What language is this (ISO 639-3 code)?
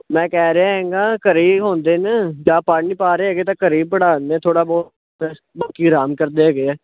pan